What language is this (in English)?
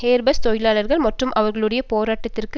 Tamil